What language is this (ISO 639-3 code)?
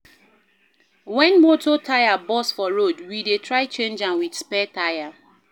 pcm